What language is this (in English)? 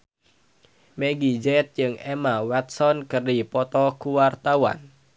Sundanese